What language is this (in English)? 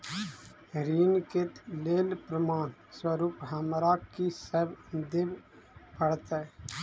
Maithili